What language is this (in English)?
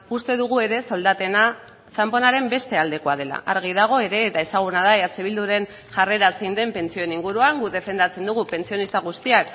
Basque